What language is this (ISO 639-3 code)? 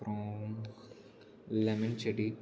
tam